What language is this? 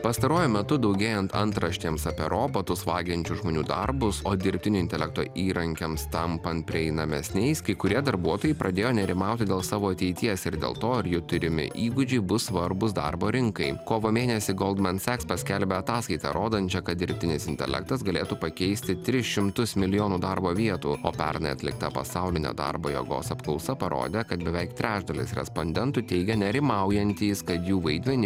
Lithuanian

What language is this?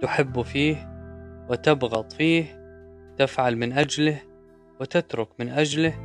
Arabic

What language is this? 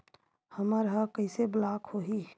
Chhattisgarhi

